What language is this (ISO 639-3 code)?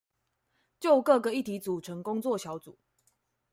zho